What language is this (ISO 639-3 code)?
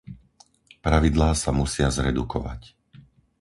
slk